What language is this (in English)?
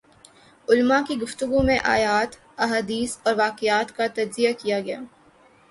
Urdu